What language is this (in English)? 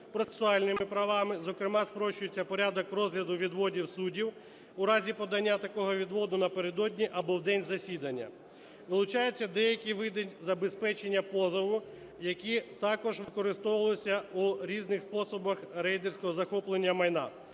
Ukrainian